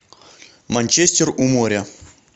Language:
Russian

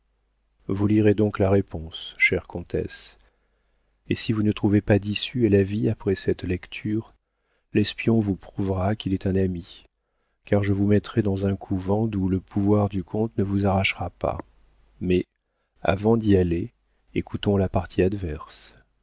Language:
French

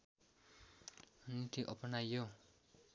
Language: Nepali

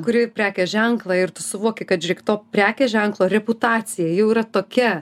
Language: Lithuanian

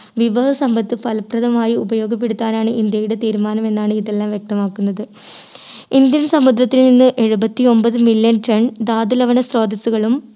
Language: Malayalam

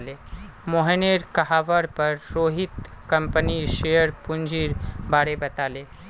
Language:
Magahi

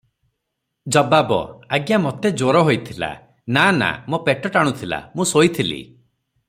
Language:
Odia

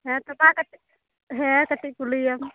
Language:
Santali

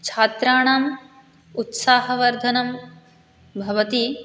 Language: Sanskrit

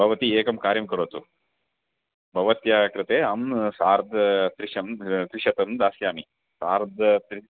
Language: Sanskrit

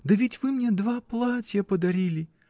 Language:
Russian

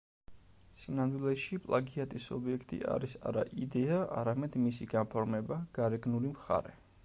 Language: Georgian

